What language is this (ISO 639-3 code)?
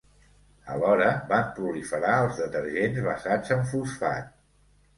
cat